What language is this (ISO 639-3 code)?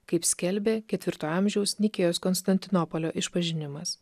lit